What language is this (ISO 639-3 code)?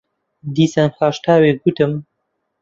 ckb